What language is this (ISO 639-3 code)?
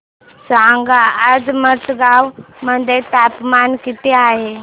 mar